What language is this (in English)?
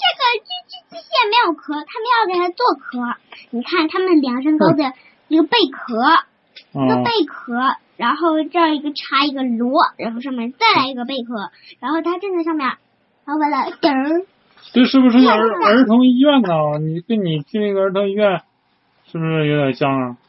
Chinese